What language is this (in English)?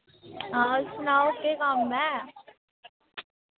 Dogri